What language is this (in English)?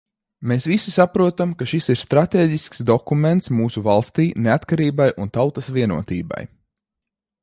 Latvian